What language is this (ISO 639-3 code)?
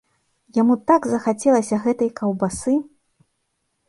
bel